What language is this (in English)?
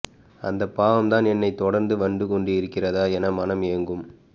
Tamil